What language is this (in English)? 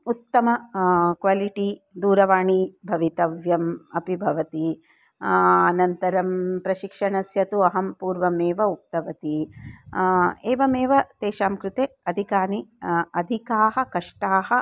Sanskrit